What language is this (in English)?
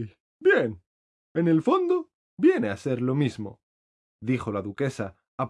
Spanish